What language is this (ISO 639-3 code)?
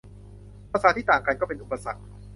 tha